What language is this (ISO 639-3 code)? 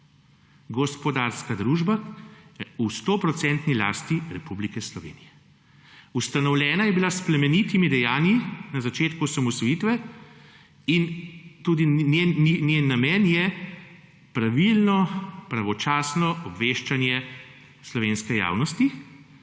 slv